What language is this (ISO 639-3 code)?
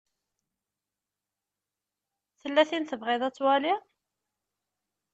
kab